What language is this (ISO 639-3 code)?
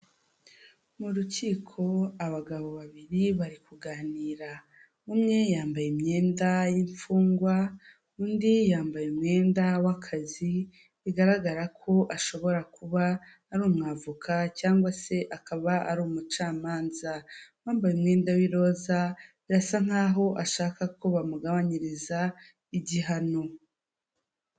kin